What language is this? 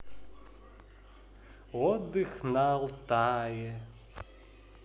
Russian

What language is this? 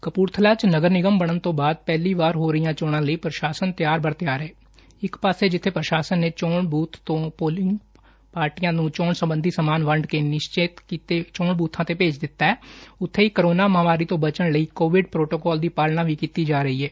Punjabi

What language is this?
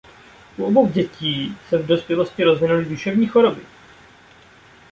Czech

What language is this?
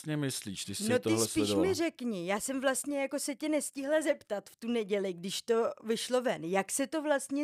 Czech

